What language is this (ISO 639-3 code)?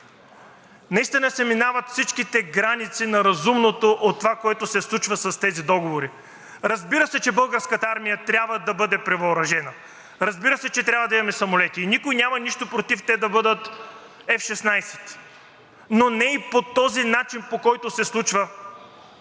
bul